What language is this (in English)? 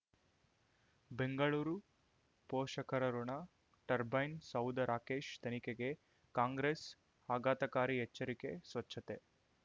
Kannada